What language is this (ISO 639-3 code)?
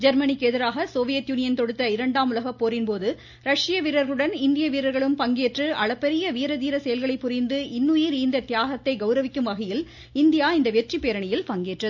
tam